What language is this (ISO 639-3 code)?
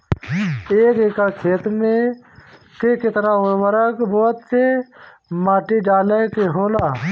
bho